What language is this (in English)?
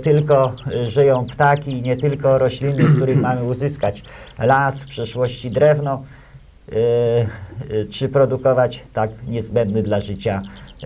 Polish